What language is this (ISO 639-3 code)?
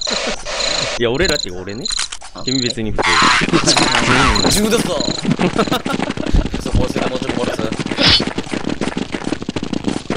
jpn